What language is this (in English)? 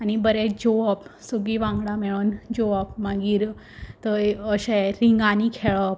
Konkani